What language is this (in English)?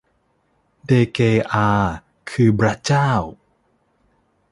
Thai